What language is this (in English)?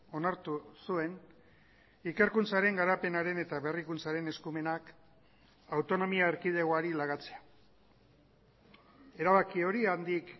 Basque